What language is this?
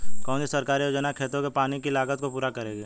Hindi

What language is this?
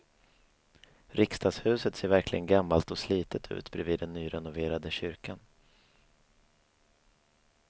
Swedish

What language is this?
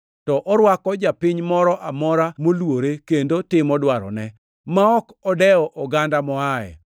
Luo (Kenya and Tanzania)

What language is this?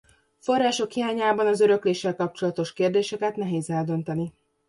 Hungarian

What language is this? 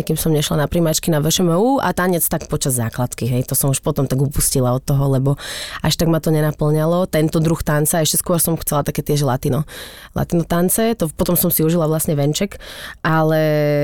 Slovak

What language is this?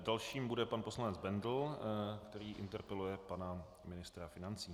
Czech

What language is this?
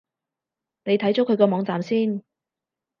Cantonese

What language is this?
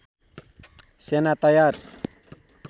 Nepali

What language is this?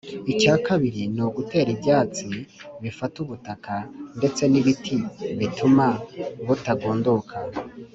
Kinyarwanda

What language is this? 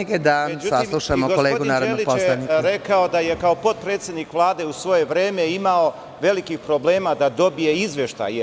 Serbian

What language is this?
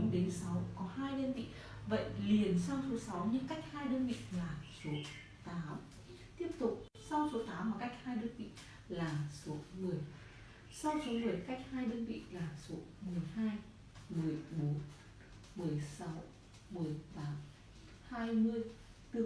Vietnamese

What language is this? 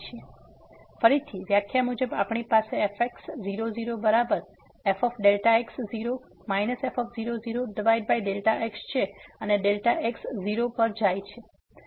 Gujarati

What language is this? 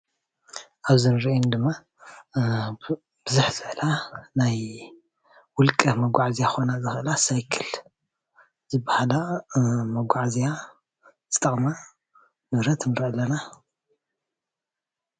Tigrinya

